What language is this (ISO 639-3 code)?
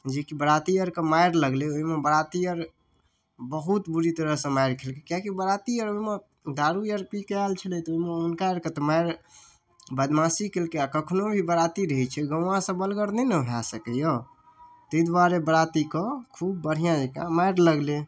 mai